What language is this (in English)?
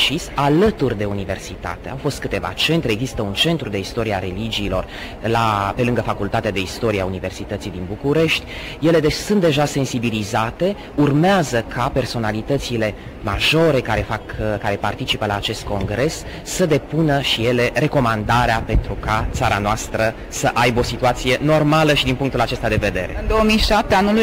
Romanian